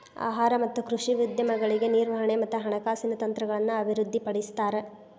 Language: Kannada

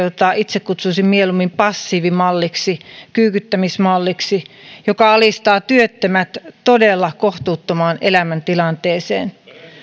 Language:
Finnish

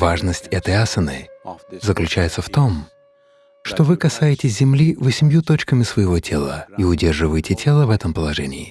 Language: Russian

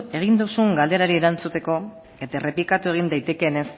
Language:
Basque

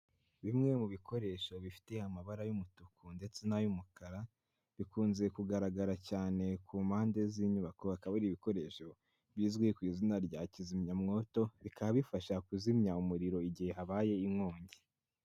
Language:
Kinyarwanda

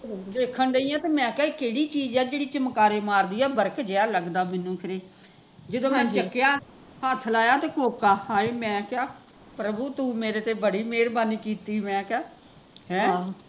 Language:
Punjabi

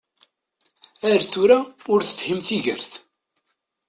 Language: Kabyle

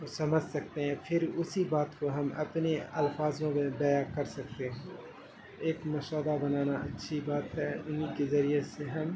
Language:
Urdu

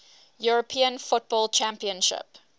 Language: English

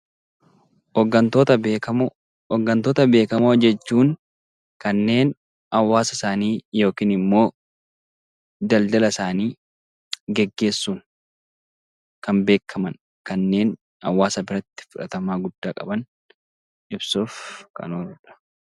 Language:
Oromo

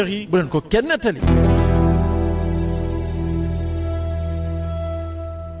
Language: Wolof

